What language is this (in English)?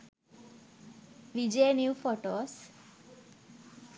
Sinhala